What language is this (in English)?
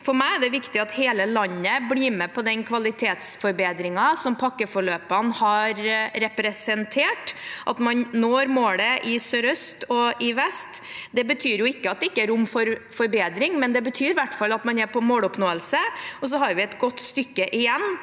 Norwegian